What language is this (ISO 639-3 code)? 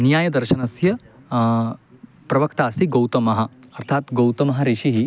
san